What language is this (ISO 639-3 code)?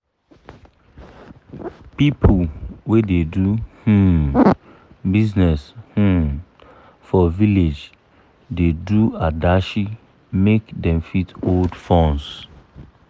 pcm